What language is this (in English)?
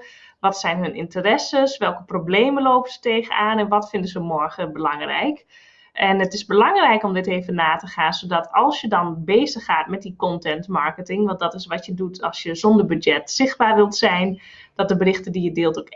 Dutch